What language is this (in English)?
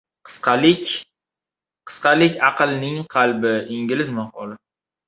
Uzbek